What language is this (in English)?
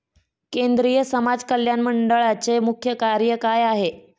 Marathi